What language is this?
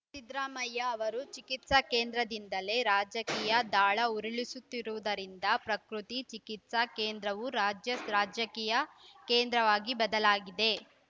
Kannada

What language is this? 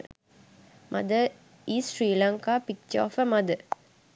Sinhala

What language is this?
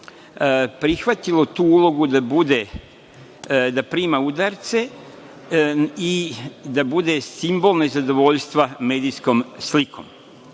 Serbian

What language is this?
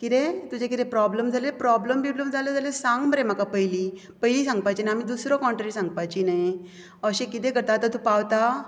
Konkani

